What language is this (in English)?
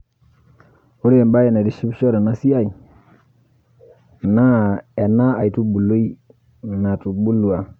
Masai